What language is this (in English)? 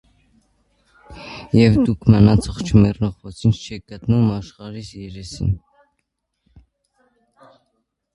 Armenian